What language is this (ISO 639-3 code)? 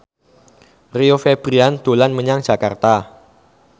jav